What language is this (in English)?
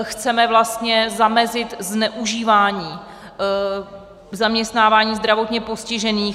Czech